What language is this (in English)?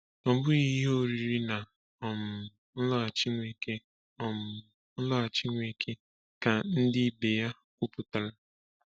Igbo